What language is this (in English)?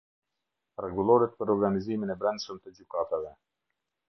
Albanian